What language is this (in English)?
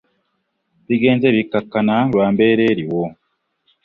Ganda